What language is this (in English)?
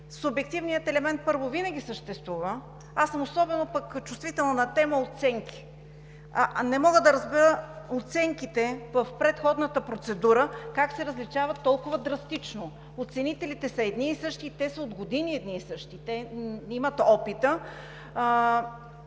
Bulgarian